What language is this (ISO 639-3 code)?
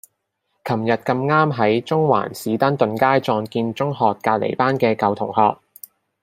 yue